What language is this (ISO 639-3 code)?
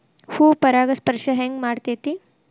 kan